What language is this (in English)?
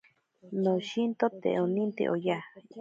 Ashéninka Perené